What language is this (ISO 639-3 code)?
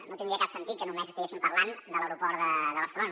cat